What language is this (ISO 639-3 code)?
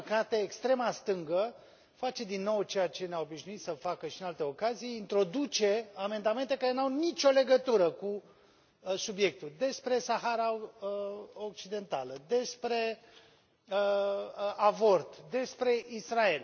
ron